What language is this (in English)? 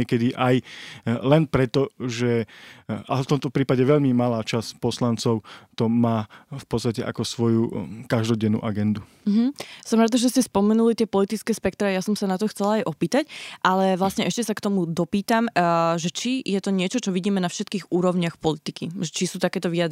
Slovak